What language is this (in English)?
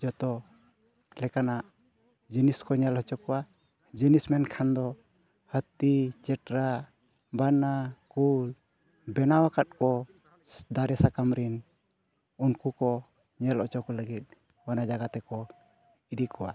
Santali